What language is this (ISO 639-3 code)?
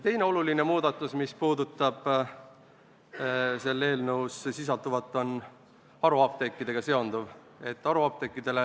est